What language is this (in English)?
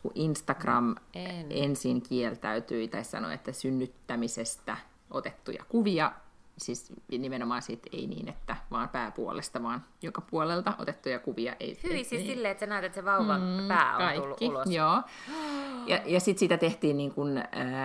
Finnish